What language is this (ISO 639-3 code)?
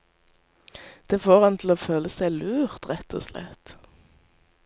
nor